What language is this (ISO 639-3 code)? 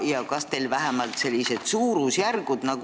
est